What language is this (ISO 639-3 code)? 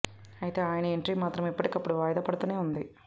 tel